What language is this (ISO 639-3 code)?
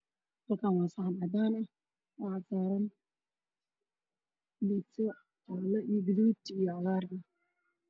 som